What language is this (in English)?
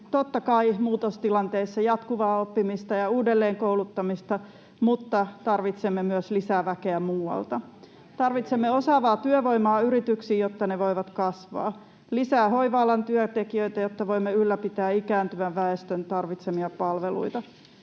Finnish